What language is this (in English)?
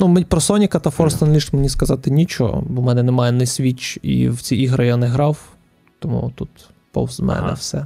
Ukrainian